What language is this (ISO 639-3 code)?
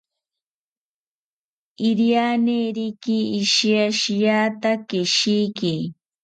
cpy